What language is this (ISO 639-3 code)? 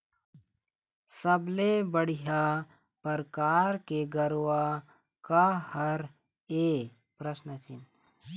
hne